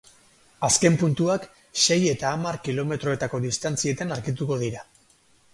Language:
Basque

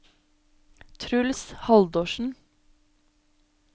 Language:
Norwegian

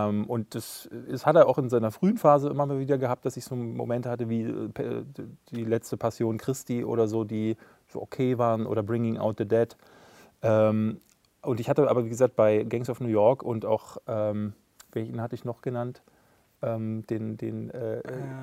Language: German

